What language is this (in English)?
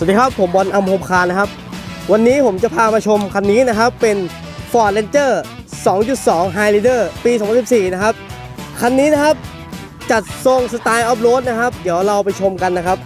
Thai